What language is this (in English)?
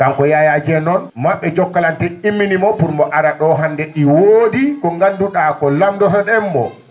Fula